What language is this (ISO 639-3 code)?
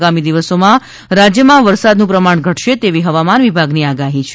guj